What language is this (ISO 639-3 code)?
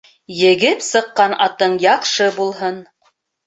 bak